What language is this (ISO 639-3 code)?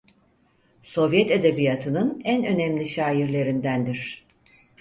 tur